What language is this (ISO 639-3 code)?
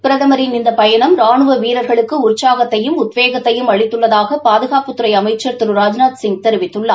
tam